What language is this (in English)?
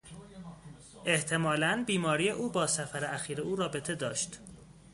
Persian